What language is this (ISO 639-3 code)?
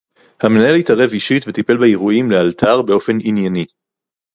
heb